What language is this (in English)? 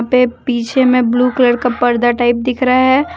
Hindi